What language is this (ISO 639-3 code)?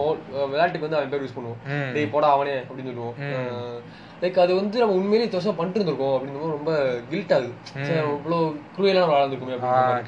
tam